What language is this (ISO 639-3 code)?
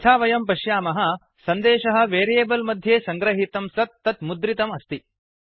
san